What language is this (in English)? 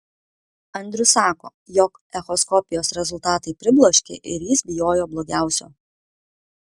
Lithuanian